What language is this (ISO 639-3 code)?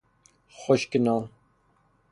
fas